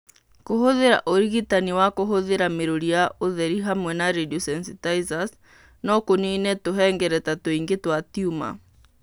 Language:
Kikuyu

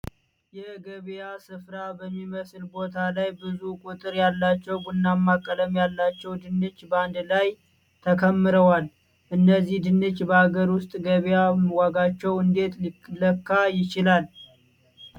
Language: Amharic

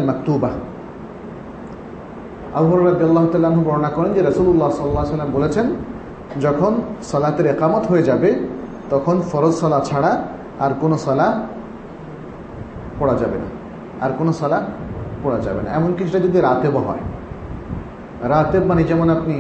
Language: Bangla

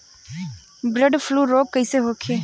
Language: Bhojpuri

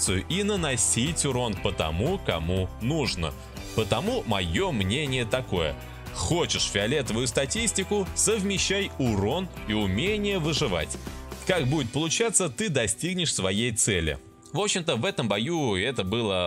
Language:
Russian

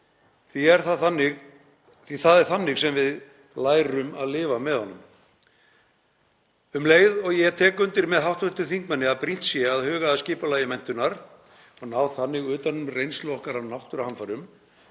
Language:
Icelandic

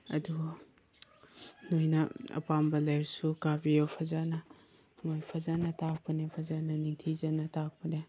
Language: Manipuri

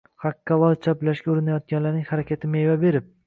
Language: Uzbek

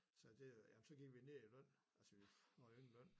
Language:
Danish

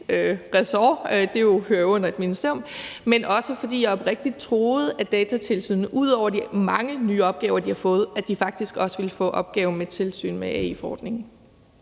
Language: Danish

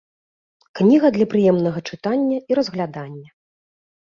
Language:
Belarusian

